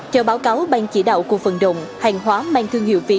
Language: Vietnamese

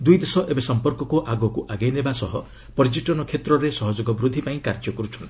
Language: Odia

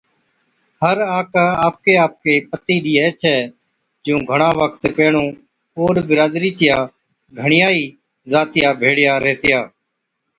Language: Od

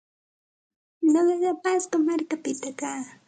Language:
Santa Ana de Tusi Pasco Quechua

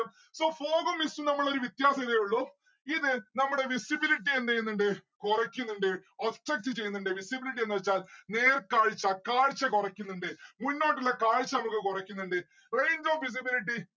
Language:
Malayalam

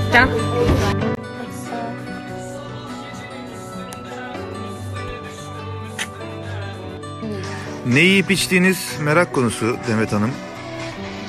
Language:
Turkish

